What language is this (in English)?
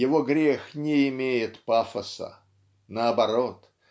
Russian